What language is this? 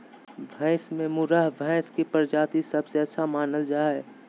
Magahi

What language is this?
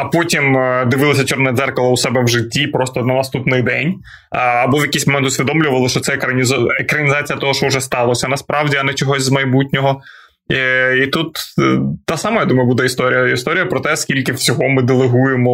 Ukrainian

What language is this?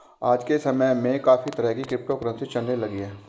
Hindi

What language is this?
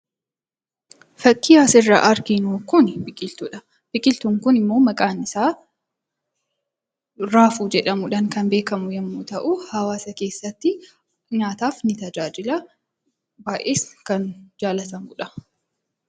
Oromo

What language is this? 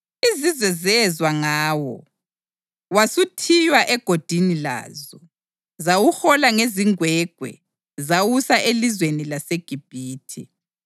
North Ndebele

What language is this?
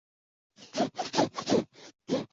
Chinese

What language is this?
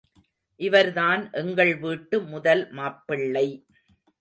Tamil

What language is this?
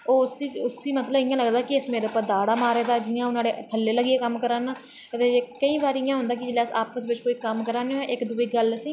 Dogri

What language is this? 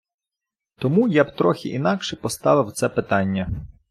Ukrainian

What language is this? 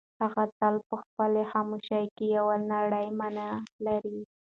Pashto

